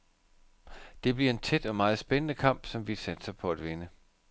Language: Danish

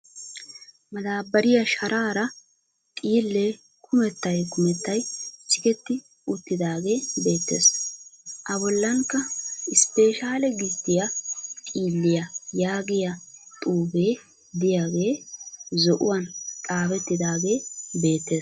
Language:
Wolaytta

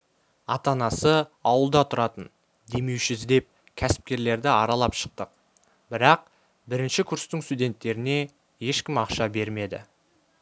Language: Kazakh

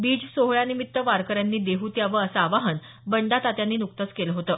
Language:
Marathi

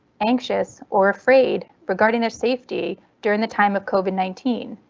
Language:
English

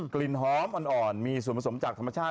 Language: Thai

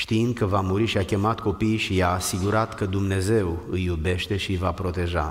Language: Romanian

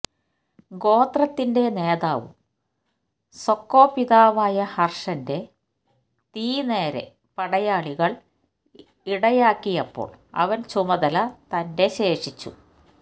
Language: Malayalam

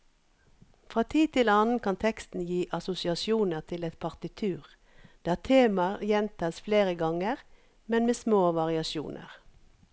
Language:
Norwegian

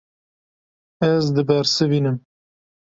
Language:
Kurdish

